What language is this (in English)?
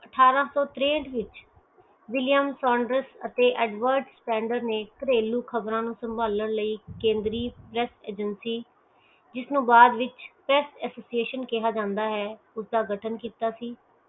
Punjabi